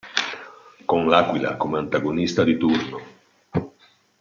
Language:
Italian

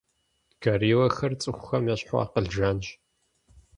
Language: Kabardian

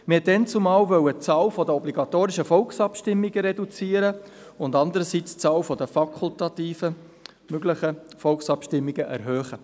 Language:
Swiss German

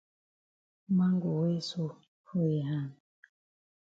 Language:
Cameroon Pidgin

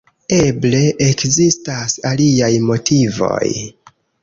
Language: Esperanto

